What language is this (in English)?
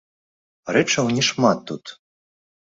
Belarusian